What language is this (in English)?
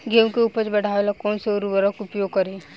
Bhojpuri